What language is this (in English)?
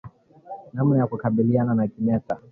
Swahili